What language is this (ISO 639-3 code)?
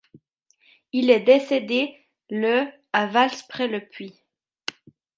fra